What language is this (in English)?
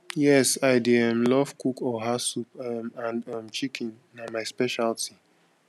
Nigerian Pidgin